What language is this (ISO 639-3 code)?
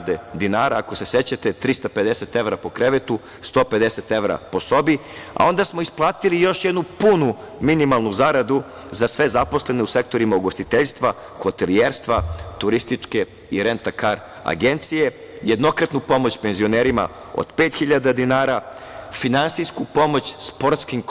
srp